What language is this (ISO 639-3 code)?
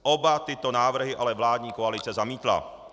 ces